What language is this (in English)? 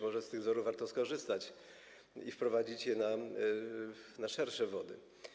Polish